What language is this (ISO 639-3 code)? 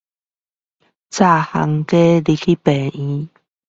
zho